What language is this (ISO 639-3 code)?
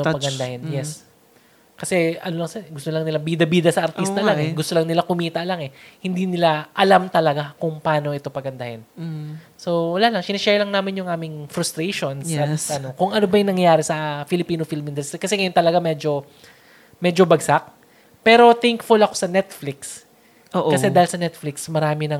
fil